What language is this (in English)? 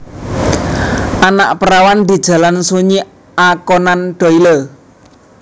Javanese